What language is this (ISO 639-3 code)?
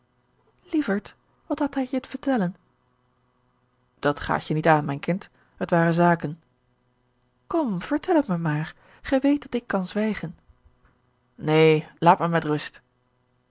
nld